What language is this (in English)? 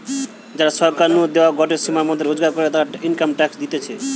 Bangla